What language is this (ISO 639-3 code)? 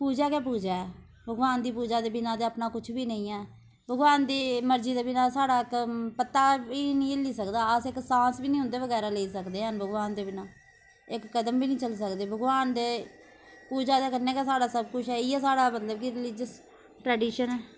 doi